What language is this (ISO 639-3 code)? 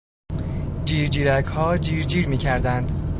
fas